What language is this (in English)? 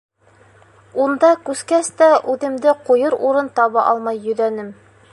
Bashkir